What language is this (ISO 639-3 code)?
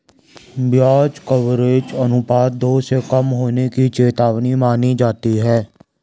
hin